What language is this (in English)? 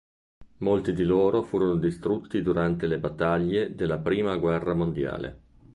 Italian